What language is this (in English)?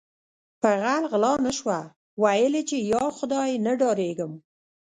Pashto